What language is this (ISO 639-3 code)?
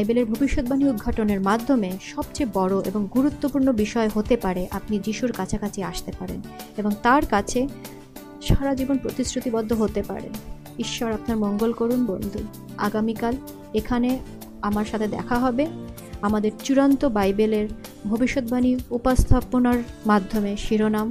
ben